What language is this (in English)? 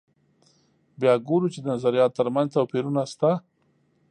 Pashto